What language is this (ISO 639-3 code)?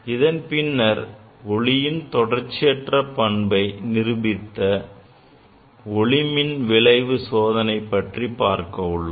tam